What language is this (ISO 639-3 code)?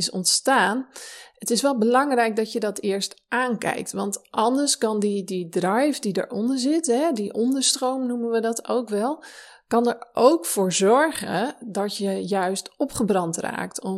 nld